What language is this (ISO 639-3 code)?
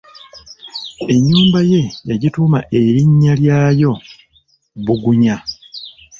lug